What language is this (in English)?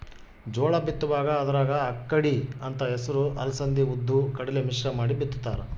Kannada